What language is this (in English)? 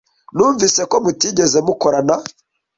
Kinyarwanda